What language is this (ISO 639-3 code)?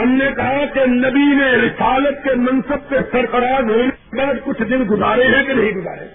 urd